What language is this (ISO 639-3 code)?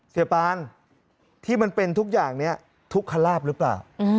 tha